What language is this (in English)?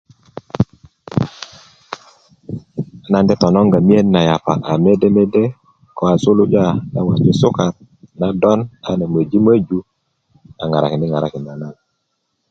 Kuku